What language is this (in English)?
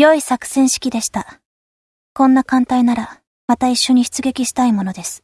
Japanese